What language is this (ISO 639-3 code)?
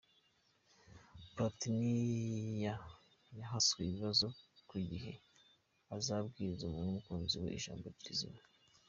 kin